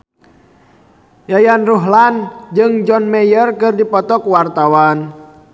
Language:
Sundanese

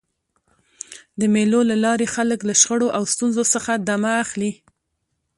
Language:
Pashto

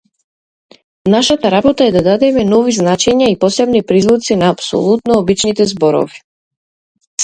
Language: Macedonian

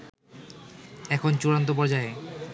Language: Bangla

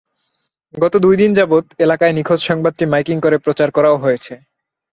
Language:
Bangla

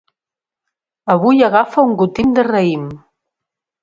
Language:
Catalan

